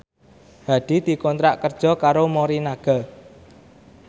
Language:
Javanese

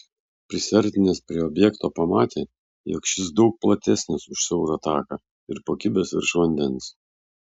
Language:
Lithuanian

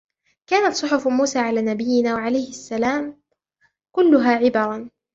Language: Arabic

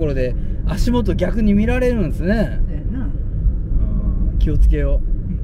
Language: Japanese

